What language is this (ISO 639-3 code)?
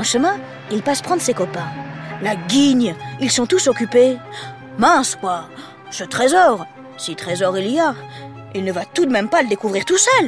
fra